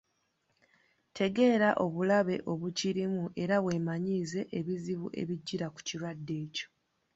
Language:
Ganda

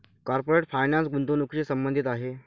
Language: Marathi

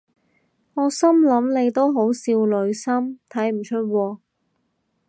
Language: Cantonese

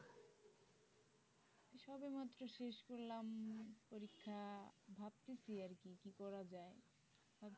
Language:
Bangla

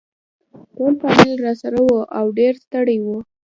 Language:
Pashto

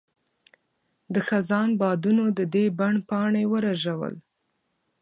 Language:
Pashto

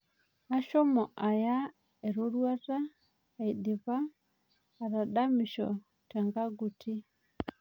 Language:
Masai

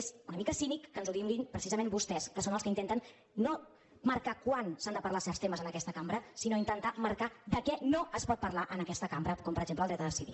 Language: Catalan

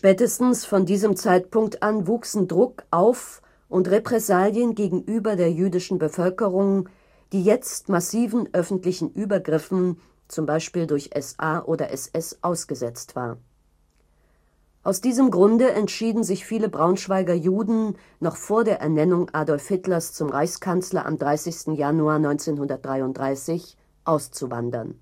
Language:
German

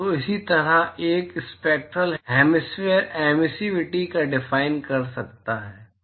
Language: Hindi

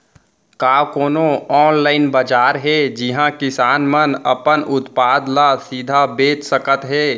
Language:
Chhattisgarhi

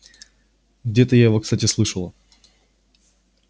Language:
Russian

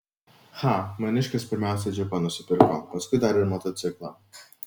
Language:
Lithuanian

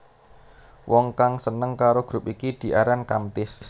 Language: Javanese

